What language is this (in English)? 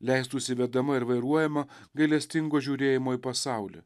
Lithuanian